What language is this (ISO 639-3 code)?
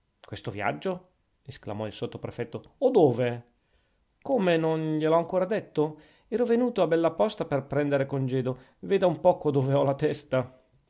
ita